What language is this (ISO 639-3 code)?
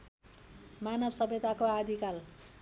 nep